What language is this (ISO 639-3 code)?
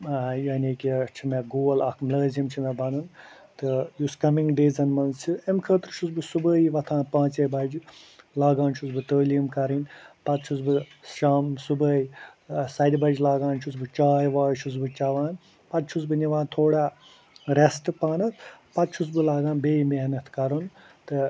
kas